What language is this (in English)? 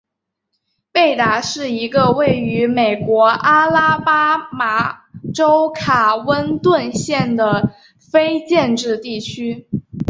Chinese